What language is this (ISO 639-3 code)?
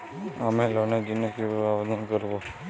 ben